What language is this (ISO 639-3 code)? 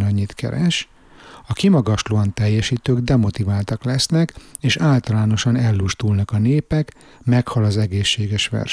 hun